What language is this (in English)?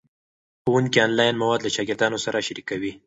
Pashto